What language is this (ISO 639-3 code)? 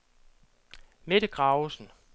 dan